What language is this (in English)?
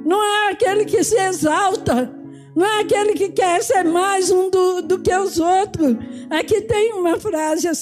Portuguese